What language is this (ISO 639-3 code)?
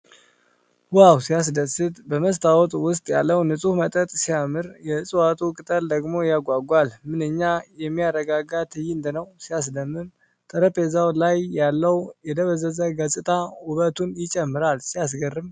amh